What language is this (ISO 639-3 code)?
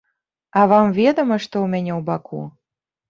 bel